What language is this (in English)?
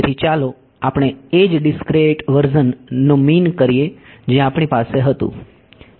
Gujarati